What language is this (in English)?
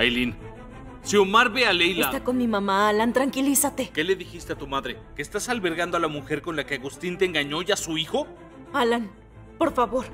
Spanish